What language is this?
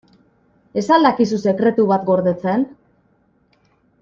Basque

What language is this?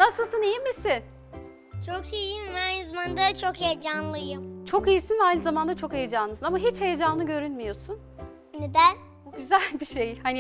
Turkish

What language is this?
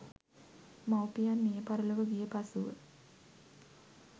Sinhala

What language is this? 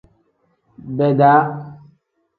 Tem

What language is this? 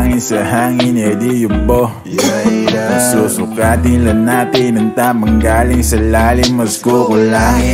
Arabic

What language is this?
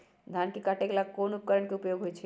Magahi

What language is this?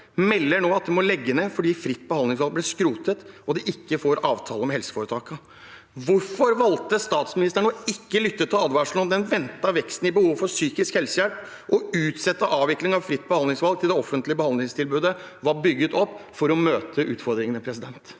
Norwegian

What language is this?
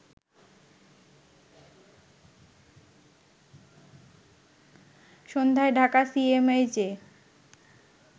Bangla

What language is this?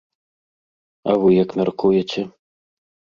Belarusian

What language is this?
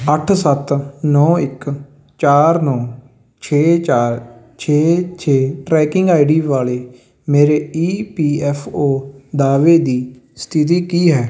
Punjabi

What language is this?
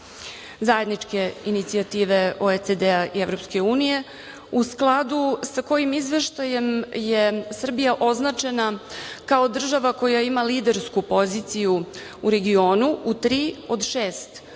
Serbian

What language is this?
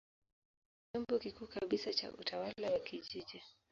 Swahili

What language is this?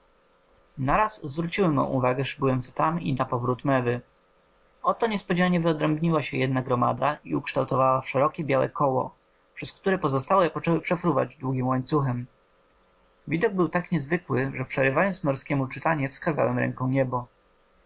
Polish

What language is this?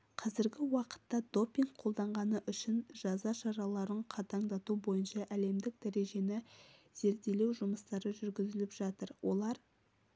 Kazakh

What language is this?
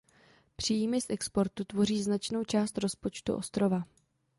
Czech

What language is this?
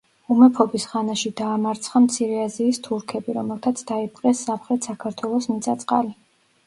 Georgian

